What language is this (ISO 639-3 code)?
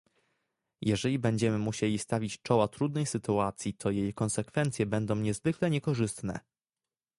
pol